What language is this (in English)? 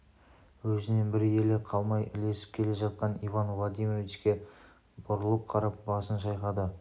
Kazakh